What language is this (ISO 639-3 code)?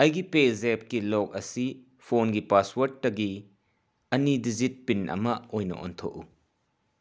mni